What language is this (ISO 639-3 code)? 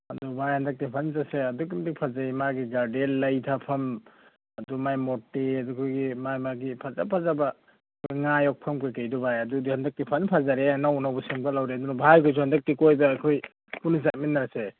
mni